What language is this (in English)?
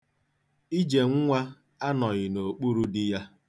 Igbo